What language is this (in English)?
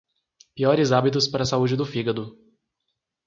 Portuguese